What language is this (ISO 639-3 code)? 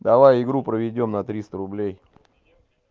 rus